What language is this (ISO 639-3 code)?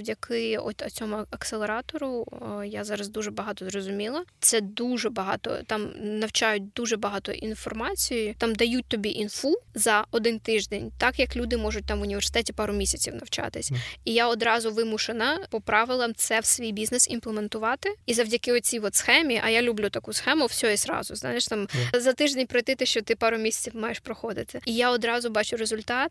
ukr